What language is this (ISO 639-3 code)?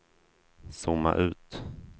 swe